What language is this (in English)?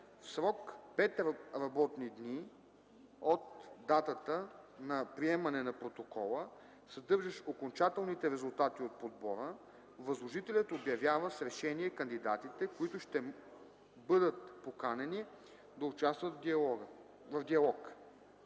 Bulgarian